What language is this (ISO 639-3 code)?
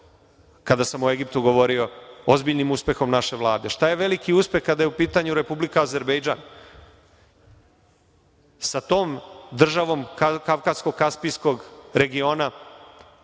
srp